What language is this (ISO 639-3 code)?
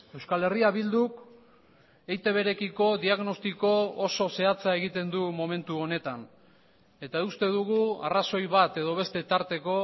eus